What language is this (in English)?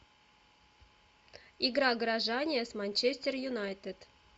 Russian